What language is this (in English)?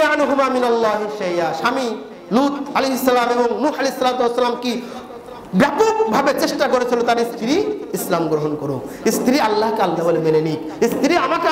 Arabic